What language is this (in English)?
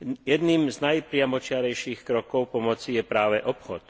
Slovak